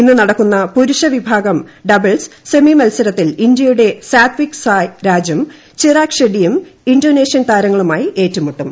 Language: Malayalam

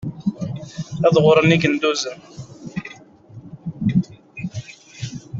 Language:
Kabyle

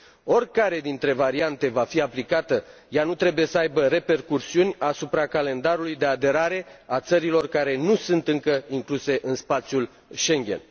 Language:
Romanian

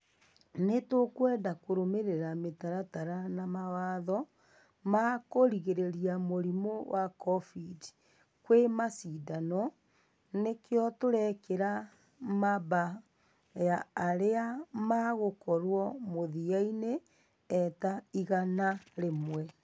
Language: Kikuyu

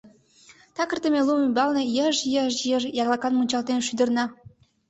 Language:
Mari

